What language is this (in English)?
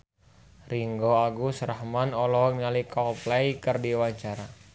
Sundanese